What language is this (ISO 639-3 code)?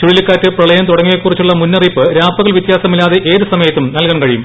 mal